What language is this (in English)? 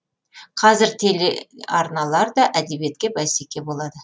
Kazakh